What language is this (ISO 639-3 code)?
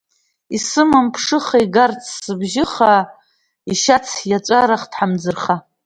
abk